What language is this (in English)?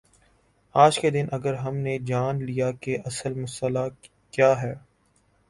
Urdu